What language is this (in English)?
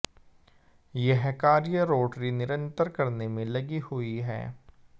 Hindi